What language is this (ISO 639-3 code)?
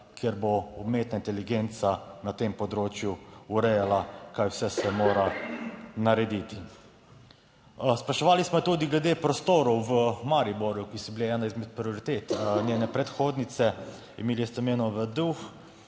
slv